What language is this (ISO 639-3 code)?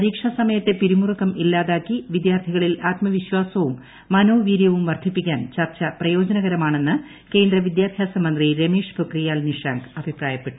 mal